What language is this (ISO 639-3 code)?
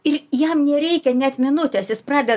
lit